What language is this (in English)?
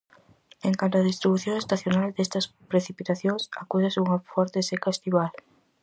Galician